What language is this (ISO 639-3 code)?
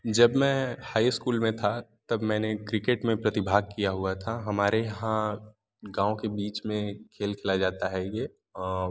hin